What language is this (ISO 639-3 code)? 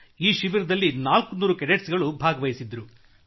kan